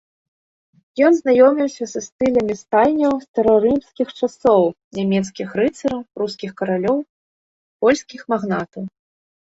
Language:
Belarusian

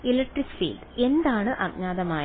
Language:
Malayalam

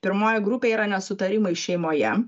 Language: Lithuanian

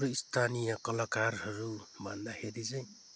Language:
Nepali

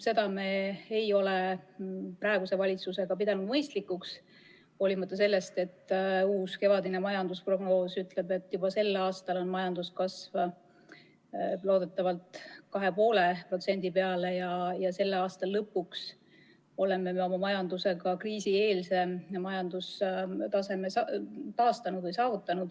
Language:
Estonian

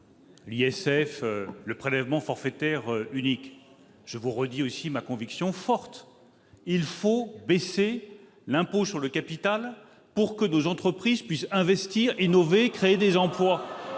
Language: French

